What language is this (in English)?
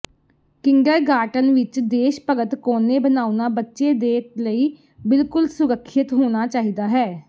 Punjabi